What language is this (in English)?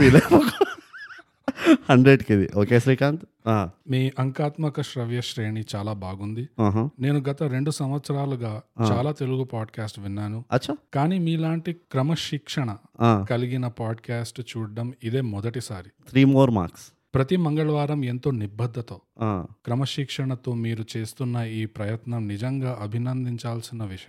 Telugu